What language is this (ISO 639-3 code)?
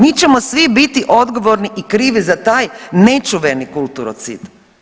hrv